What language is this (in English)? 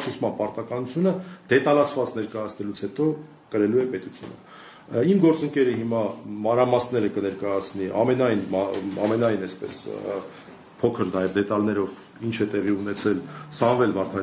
Romanian